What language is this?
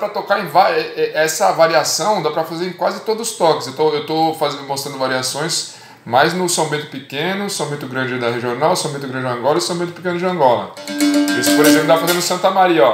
Portuguese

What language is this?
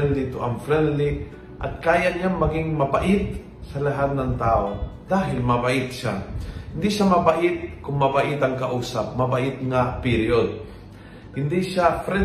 Filipino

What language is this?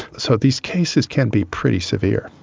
English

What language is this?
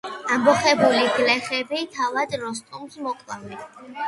Georgian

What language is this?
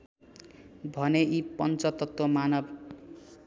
Nepali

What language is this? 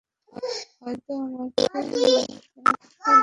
Bangla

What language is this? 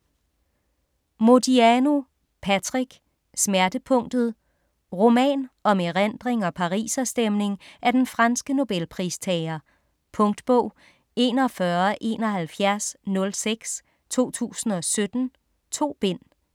Danish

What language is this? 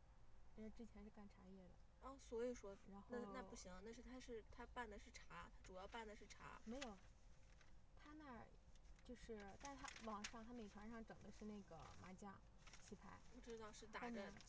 Chinese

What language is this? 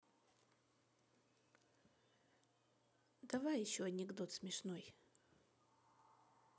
Russian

